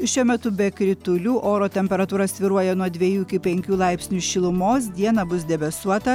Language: Lithuanian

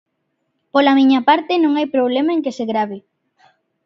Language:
Galician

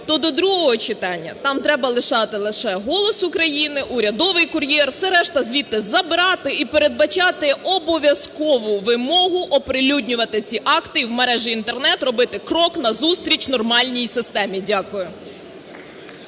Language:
Ukrainian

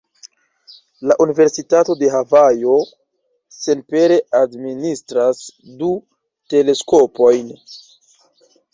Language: Esperanto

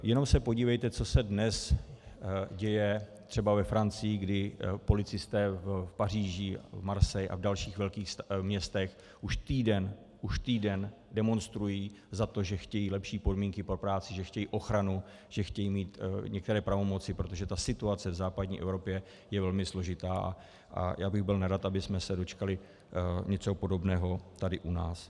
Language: Czech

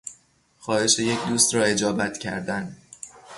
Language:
Persian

